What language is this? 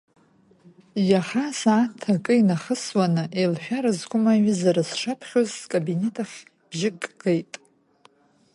Abkhazian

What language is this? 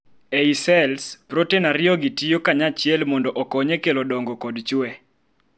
Luo (Kenya and Tanzania)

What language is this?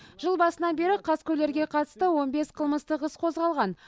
Kazakh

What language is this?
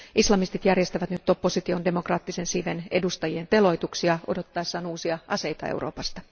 Finnish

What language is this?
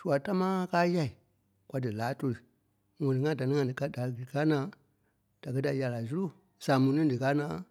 Kpelle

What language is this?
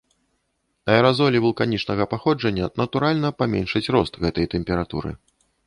Belarusian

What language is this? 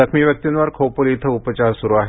Marathi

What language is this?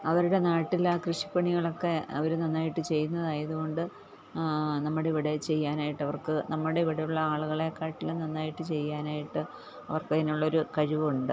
Malayalam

